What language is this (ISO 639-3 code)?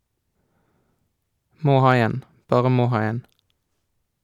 nor